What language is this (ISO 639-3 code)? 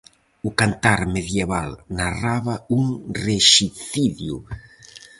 glg